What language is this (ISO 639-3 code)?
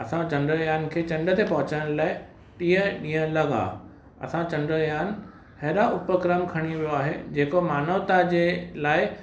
snd